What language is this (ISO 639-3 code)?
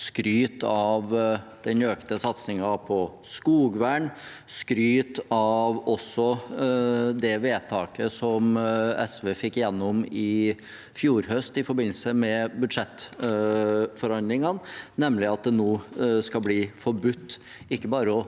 nor